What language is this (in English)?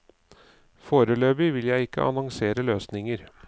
Norwegian